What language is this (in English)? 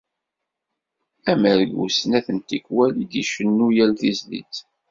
Kabyle